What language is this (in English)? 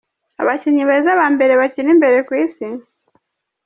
Kinyarwanda